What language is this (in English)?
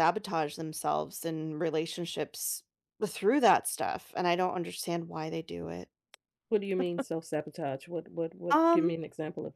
English